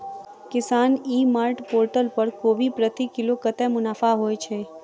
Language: Maithili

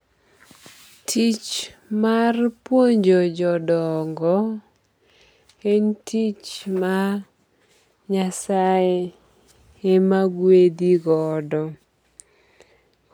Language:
Luo (Kenya and Tanzania)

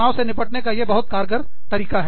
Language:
Hindi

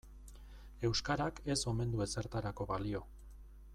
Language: Basque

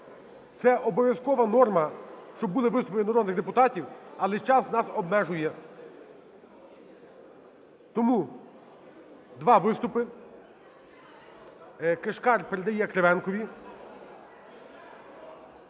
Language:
Ukrainian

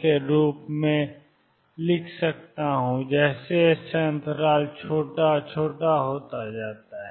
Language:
Hindi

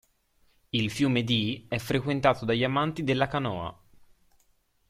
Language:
Italian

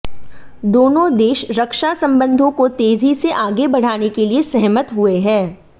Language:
Hindi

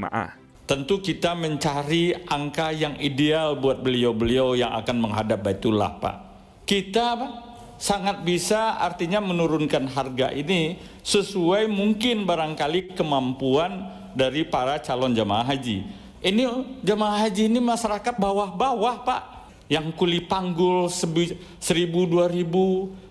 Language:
Indonesian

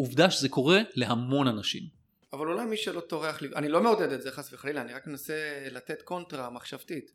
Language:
Hebrew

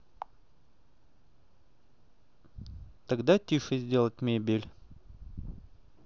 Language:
Russian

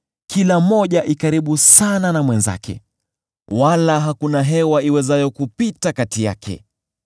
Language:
Swahili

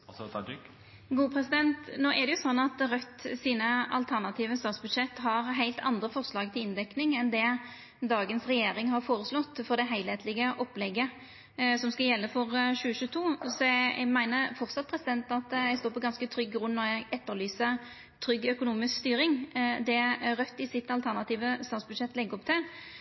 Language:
Norwegian Nynorsk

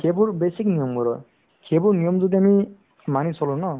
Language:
Assamese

